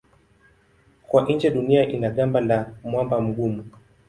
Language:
Swahili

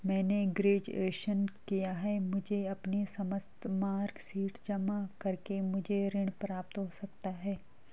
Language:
Hindi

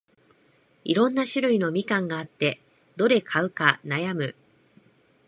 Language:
Japanese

